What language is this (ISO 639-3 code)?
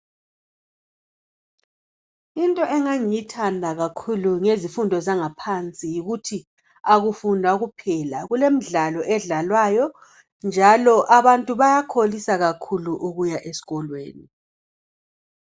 nde